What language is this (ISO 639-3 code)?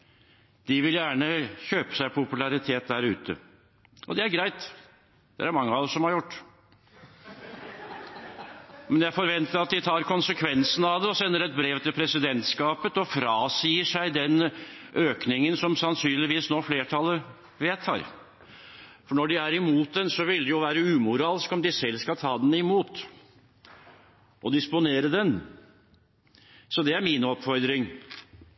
nob